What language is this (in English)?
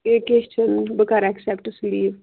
Kashmiri